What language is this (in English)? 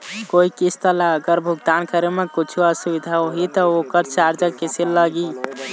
Chhattisgarhi